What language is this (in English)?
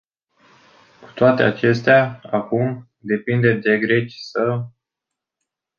Romanian